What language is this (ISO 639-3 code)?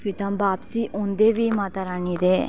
doi